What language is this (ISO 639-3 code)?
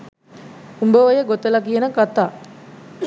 sin